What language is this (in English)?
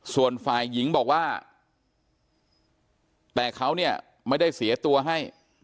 Thai